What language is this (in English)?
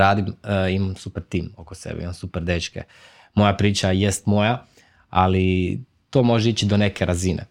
Croatian